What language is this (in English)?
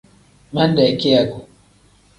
Tem